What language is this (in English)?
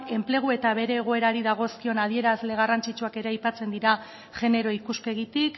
Basque